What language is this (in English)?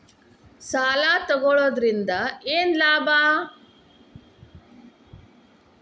Kannada